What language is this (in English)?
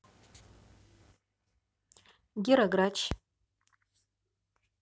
Russian